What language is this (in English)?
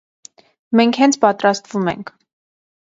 Armenian